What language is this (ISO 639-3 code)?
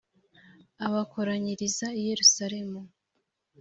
kin